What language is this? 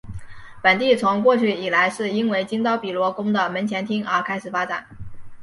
Chinese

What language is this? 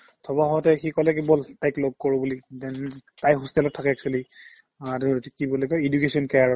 Assamese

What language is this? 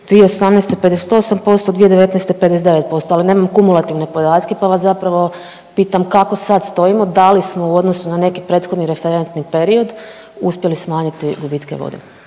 Croatian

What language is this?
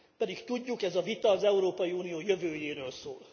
Hungarian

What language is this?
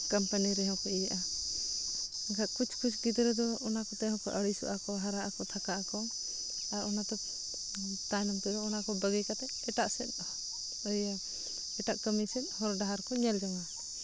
Santali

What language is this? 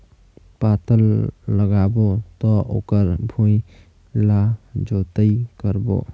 Chhattisgarhi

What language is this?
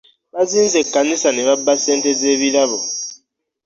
Ganda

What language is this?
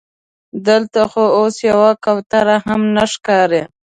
Pashto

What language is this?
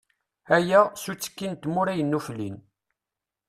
Kabyle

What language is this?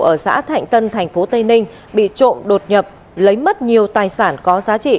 Vietnamese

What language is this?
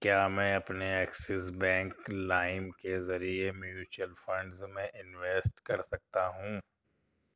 Urdu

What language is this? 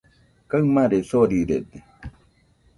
Nüpode Huitoto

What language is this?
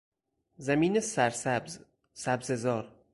Persian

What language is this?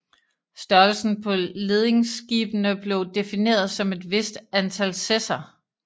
Danish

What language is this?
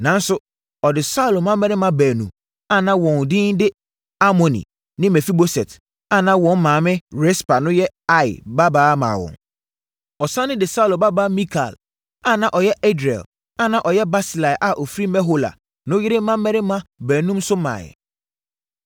Akan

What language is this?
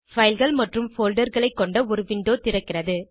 Tamil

